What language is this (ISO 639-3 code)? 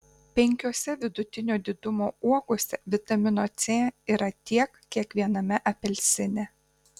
lit